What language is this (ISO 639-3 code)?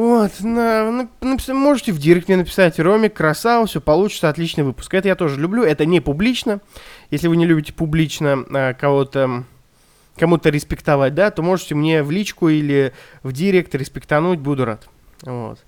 rus